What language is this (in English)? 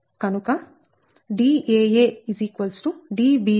Telugu